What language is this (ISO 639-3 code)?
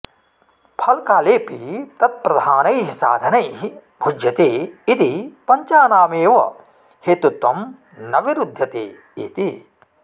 san